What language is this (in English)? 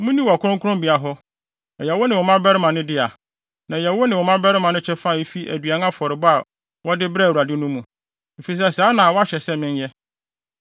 Akan